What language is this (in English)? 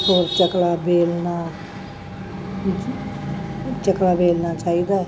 Punjabi